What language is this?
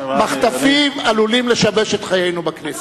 Hebrew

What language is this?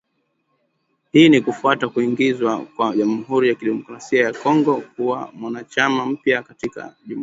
Swahili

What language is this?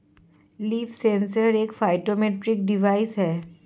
Hindi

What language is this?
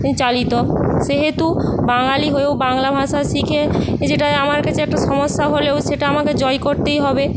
Bangla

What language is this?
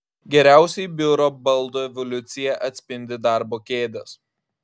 Lithuanian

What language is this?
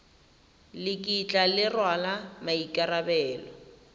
Tswana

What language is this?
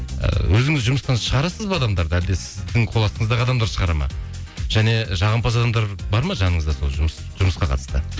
Kazakh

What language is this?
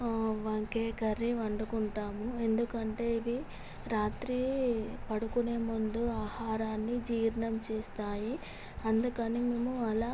Telugu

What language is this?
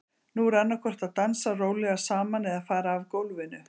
Icelandic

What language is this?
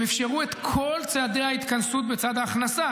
Hebrew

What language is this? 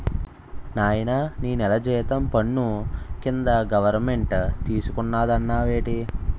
Telugu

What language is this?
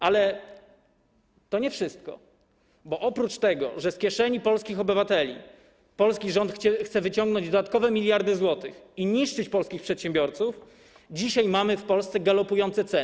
Polish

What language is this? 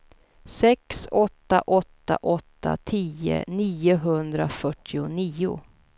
Swedish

